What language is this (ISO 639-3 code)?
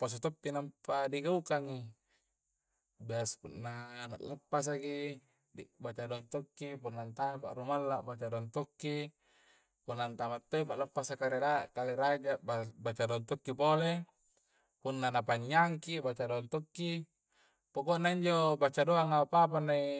kjc